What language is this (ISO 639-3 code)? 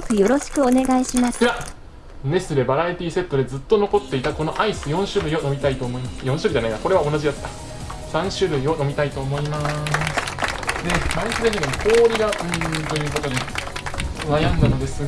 jpn